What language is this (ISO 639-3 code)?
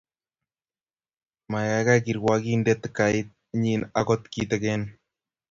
kln